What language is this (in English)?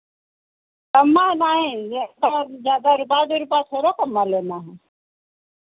Hindi